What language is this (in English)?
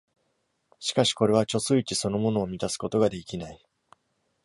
Japanese